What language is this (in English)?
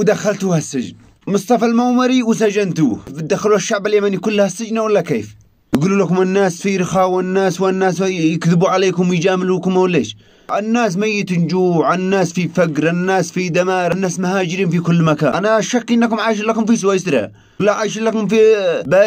Arabic